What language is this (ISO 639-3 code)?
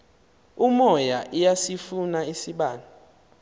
xho